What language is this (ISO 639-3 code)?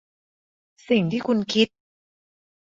tha